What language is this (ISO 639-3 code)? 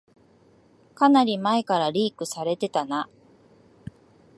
jpn